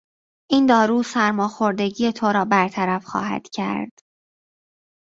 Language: Persian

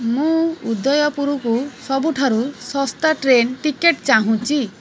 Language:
Odia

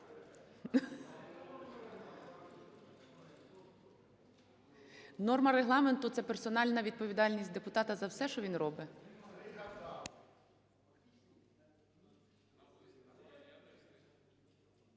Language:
Ukrainian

